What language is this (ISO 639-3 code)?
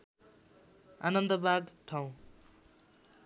nep